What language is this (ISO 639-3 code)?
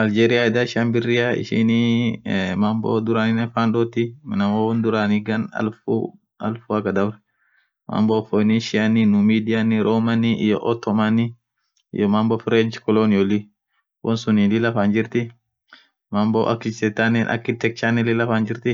orc